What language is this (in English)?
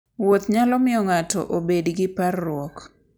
Luo (Kenya and Tanzania)